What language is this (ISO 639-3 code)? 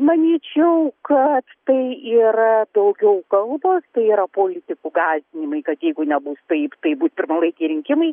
lit